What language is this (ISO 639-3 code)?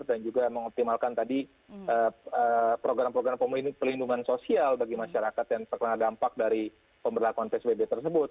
ind